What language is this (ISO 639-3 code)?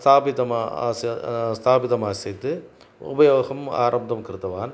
san